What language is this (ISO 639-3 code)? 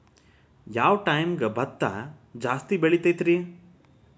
kan